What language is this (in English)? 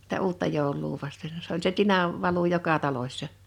Finnish